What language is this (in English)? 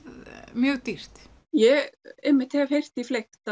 Icelandic